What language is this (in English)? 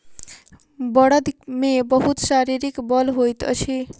Maithili